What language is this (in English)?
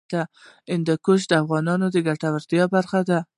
Pashto